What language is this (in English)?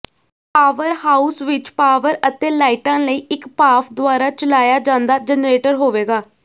Punjabi